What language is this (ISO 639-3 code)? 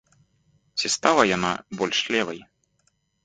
bel